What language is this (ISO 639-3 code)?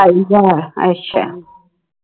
pan